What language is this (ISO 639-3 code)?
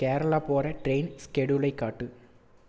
tam